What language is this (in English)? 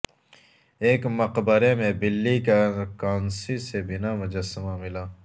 Urdu